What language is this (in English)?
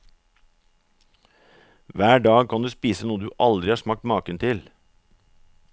Norwegian